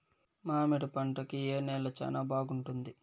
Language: Telugu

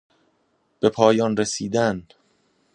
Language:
Persian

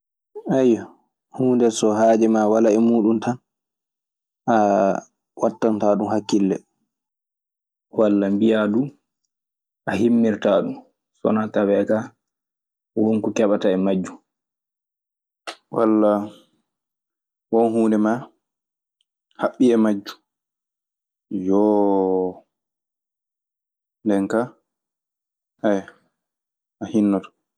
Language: Maasina Fulfulde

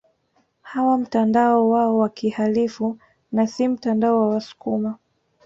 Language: Swahili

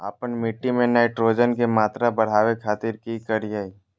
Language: Magahi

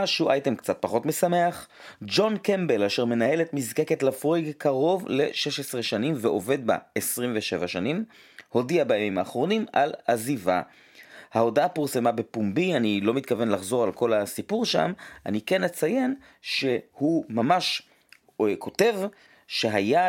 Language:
Hebrew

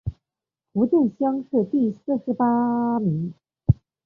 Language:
Chinese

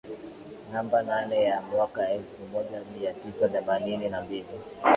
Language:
Swahili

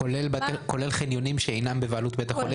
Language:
Hebrew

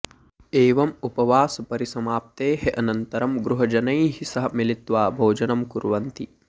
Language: Sanskrit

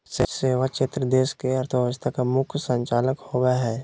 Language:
Magahi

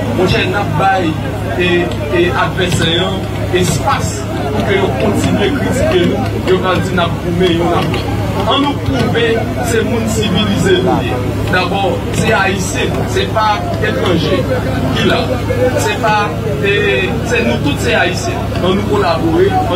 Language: French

